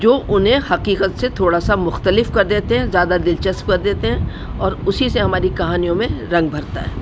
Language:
Urdu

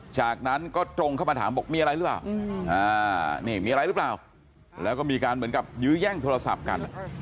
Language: Thai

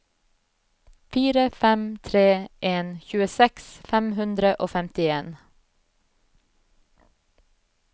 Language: Norwegian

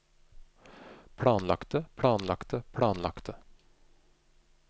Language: Norwegian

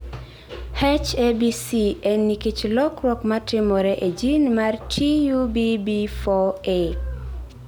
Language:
Luo (Kenya and Tanzania)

